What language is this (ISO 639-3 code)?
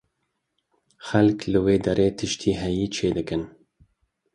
kur